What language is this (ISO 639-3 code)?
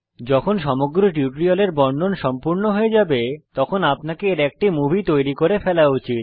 ben